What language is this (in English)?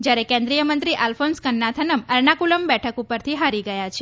Gujarati